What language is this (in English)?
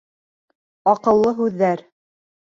Bashkir